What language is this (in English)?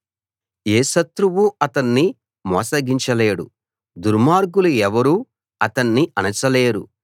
Telugu